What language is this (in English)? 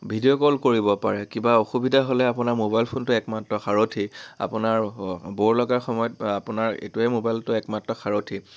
Assamese